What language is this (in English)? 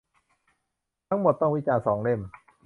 Thai